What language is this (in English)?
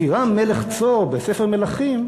Hebrew